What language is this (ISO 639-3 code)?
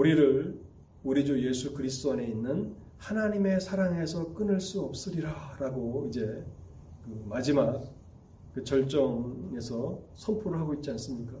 kor